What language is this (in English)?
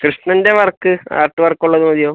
Malayalam